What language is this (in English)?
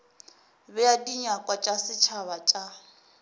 Northern Sotho